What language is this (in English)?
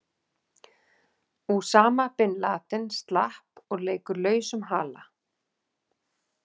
Icelandic